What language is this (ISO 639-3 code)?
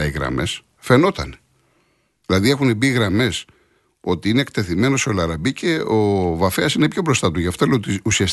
ell